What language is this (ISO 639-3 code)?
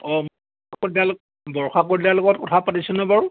asm